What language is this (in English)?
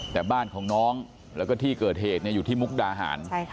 Thai